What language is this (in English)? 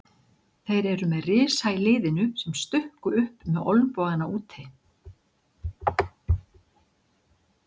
Icelandic